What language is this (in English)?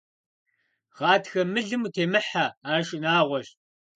Kabardian